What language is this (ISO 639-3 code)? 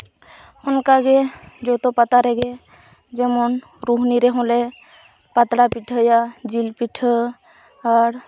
sat